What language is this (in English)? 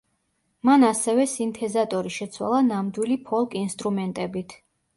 Georgian